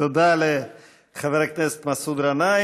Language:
Hebrew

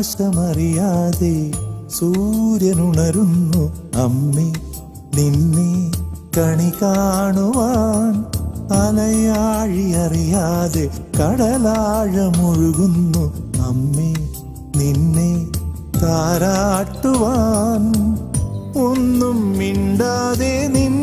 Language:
Malayalam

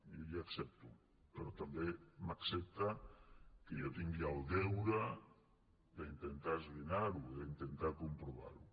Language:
Catalan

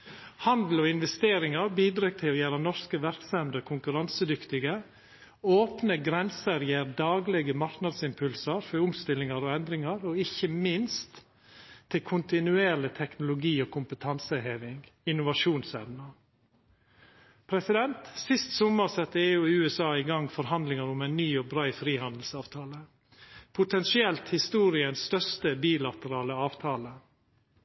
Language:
Norwegian Nynorsk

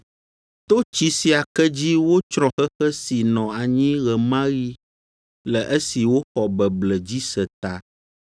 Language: Ewe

